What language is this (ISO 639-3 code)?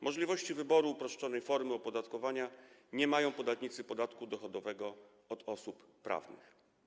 pol